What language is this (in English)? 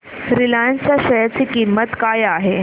Marathi